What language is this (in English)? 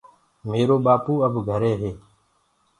Gurgula